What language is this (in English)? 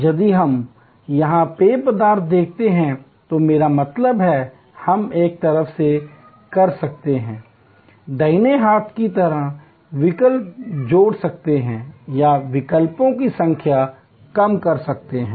Hindi